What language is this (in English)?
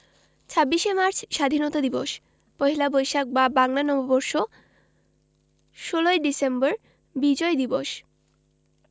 Bangla